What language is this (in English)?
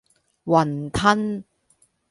Cantonese